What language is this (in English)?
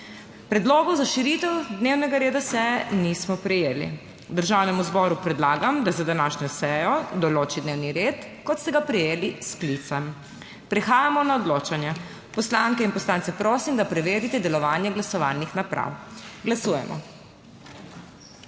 Slovenian